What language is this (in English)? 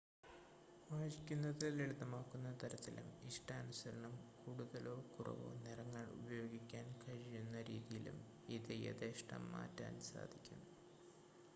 Malayalam